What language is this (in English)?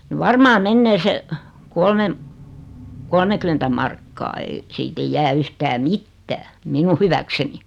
Finnish